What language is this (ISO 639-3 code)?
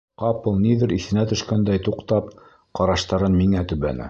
bak